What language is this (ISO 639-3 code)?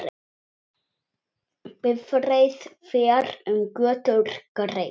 isl